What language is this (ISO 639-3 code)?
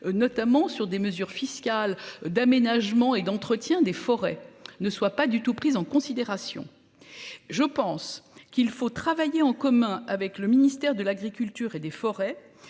fra